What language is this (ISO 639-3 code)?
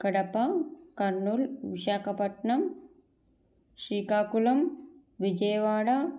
tel